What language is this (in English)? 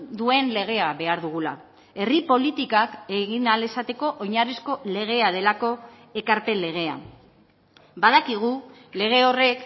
Basque